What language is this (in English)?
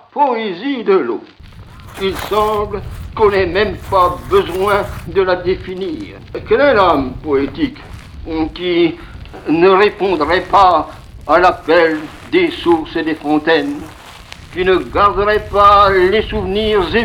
French